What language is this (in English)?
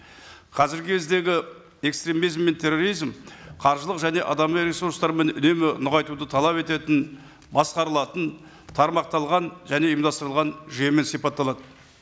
Kazakh